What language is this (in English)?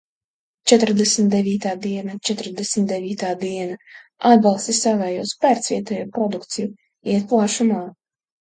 Latvian